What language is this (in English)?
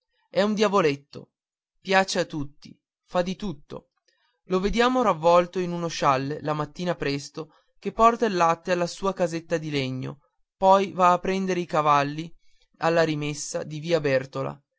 Italian